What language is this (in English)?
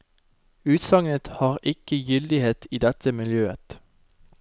Norwegian